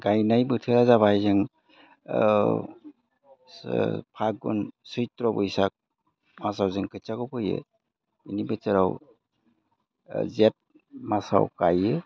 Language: Bodo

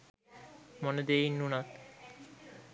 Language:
Sinhala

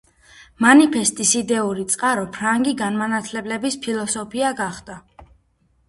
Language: Georgian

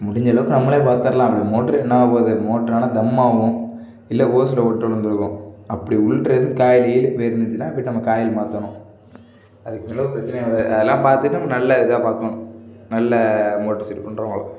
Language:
Tamil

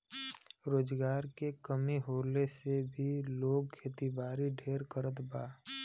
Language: Bhojpuri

